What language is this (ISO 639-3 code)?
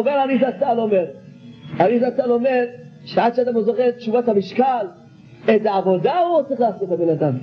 heb